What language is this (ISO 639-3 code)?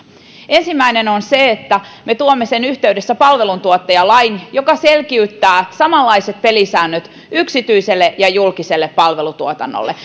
fin